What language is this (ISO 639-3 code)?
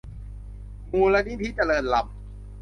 tha